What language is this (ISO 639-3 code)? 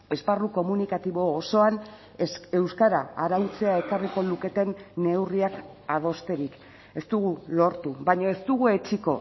eus